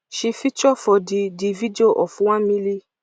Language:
Nigerian Pidgin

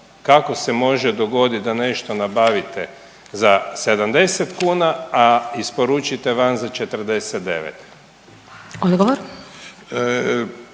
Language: Croatian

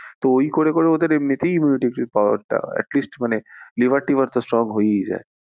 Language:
Bangla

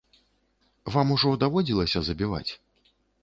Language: Belarusian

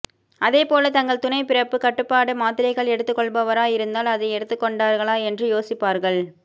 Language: Tamil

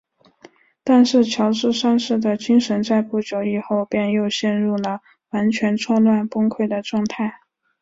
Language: Chinese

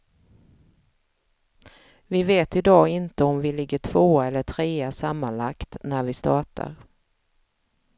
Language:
Swedish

